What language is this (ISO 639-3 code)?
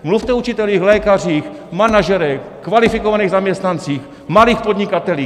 ces